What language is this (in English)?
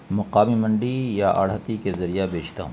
Urdu